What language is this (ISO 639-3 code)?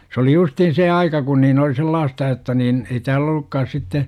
fin